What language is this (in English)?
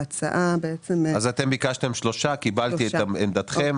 Hebrew